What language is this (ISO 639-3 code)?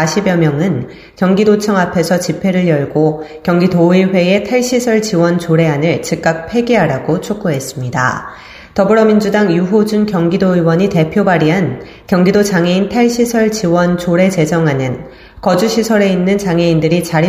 kor